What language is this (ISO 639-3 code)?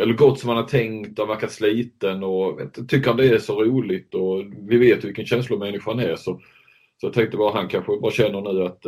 swe